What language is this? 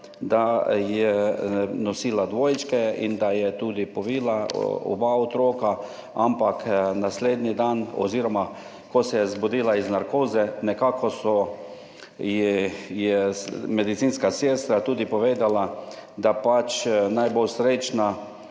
Slovenian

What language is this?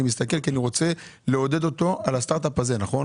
Hebrew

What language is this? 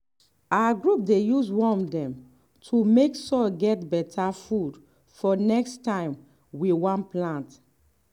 Nigerian Pidgin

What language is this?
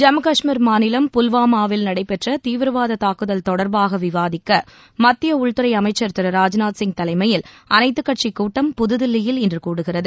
Tamil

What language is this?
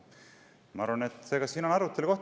Estonian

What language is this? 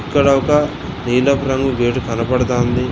Telugu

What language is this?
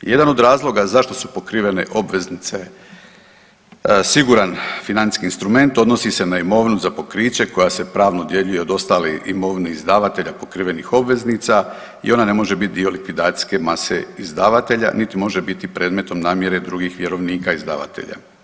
Croatian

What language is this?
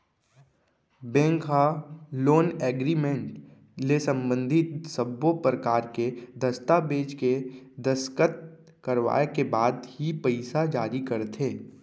Chhattisgarhi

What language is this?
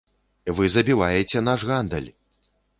Belarusian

